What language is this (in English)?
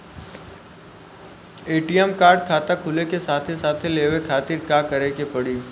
Bhojpuri